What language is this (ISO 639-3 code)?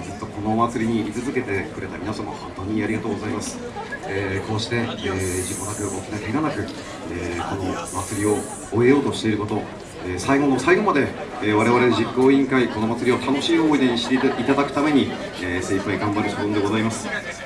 jpn